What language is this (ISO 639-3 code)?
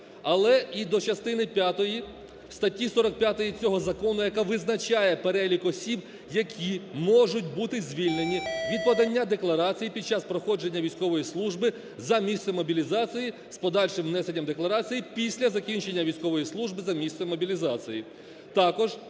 ukr